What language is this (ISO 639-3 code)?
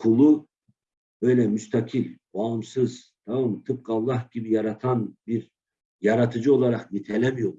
tur